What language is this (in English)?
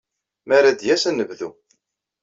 Kabyle